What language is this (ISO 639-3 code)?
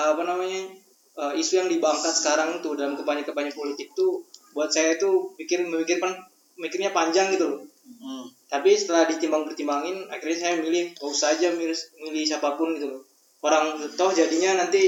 ind